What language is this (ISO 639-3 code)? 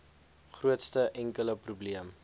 afr